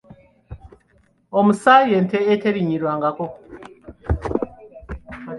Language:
Ganda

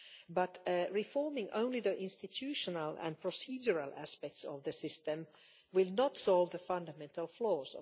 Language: English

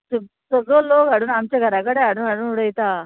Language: Konkani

